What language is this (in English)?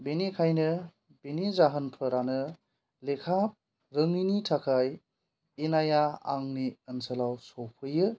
Bodo